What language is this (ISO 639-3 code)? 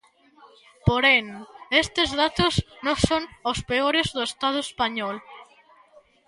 glg